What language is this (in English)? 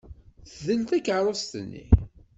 Kabyle